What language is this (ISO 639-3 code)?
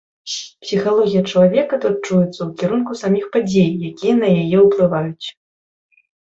bel